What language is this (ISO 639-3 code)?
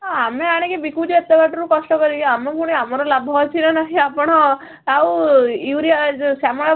ori